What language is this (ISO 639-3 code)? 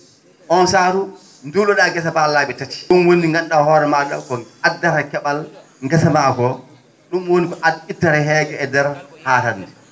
ful